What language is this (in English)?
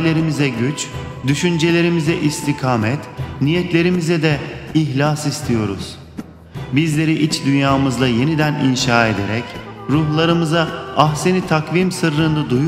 Turkish